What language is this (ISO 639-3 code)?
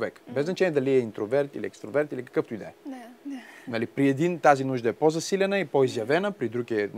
bul